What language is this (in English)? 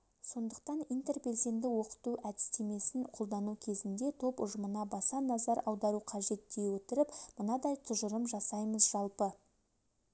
Kazakh